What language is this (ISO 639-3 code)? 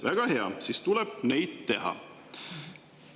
est